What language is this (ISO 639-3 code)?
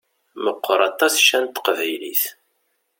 kab